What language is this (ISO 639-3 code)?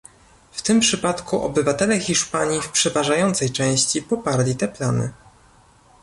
pol